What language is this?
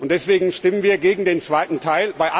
German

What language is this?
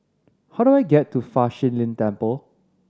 English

